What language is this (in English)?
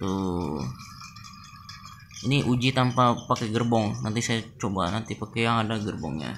Indonesian